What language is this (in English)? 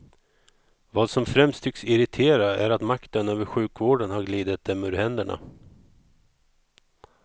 Swedish